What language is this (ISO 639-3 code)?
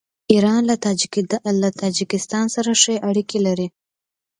pus